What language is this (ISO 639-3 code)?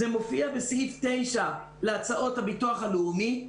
heb